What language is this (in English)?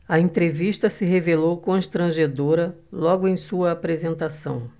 Portuguese